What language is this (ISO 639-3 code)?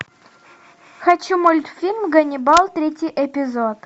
rus